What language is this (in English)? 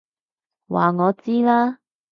Cantonese